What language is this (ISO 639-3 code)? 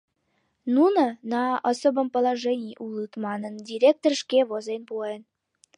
chm